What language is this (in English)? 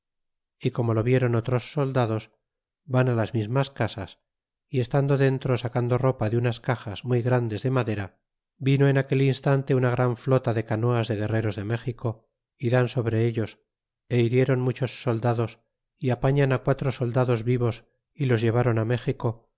Spanish